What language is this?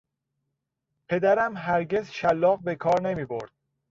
Persian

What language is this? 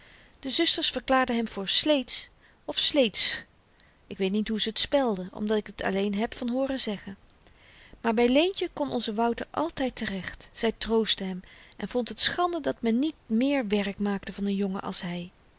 Dutch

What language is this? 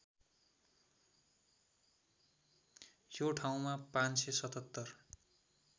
Nepali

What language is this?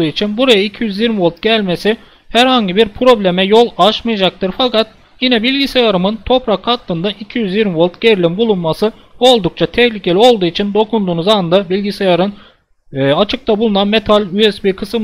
Turkish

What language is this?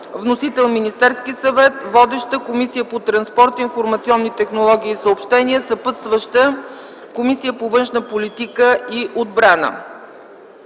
Bulgarian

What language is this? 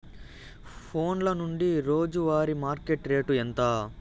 Telugu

